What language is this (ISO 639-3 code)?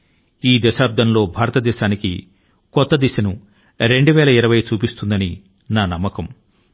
tel